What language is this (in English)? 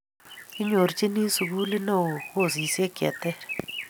Kalenjin